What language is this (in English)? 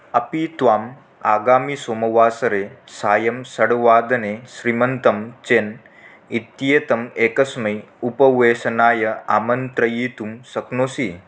Sanskrit